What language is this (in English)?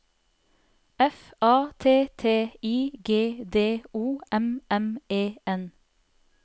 Norwegian